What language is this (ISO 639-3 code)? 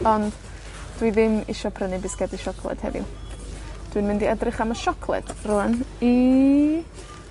cym